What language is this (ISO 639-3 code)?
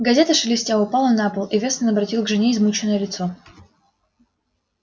rus